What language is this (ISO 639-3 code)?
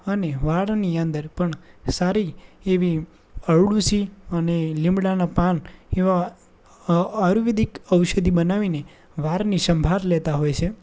guj